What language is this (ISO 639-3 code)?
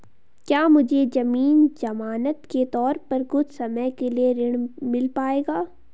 hin